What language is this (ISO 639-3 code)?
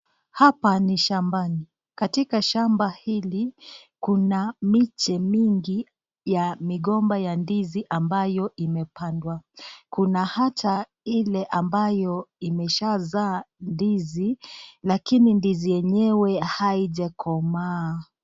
swa